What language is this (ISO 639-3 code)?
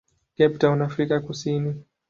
swa